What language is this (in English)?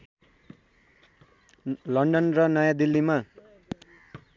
Nepali